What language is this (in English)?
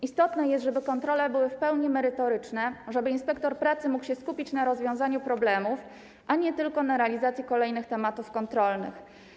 Polish